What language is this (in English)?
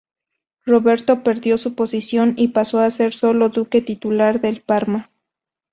Spanish